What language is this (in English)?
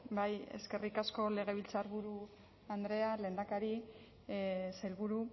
Basque